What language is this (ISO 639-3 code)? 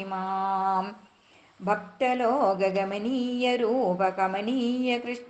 ara